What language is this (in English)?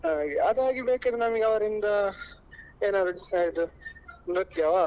Kannada